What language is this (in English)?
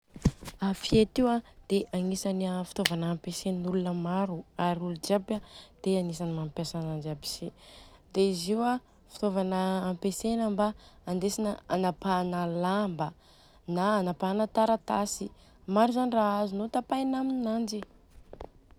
Southern Betsimisaraka Malagasy